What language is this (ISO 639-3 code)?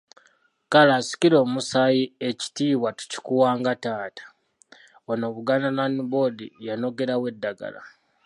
lug